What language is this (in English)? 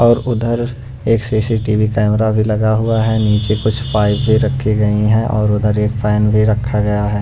Hindi